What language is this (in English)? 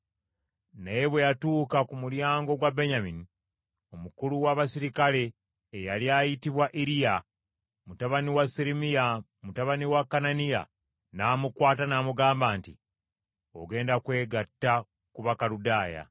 Ganda